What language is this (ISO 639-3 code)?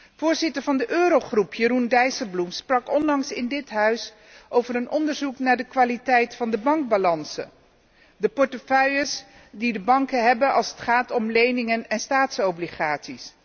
nld